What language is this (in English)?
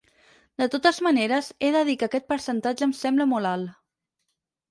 Catalan